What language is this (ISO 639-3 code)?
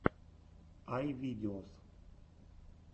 rus